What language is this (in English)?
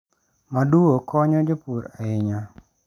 Luo (Kenya and Tanzania)